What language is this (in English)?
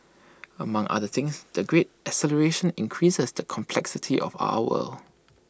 English